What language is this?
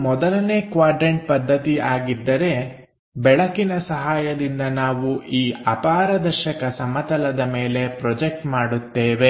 Kannada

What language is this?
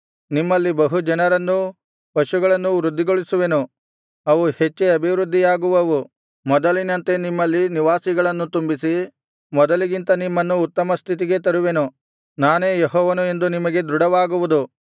Kannada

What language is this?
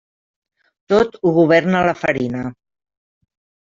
Catalan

